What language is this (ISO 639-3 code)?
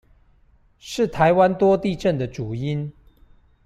zho